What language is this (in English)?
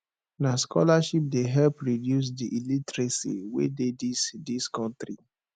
Nigerian Pidgin